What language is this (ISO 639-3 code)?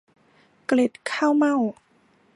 tha